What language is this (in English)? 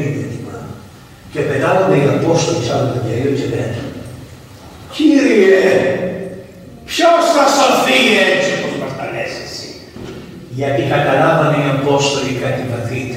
Greek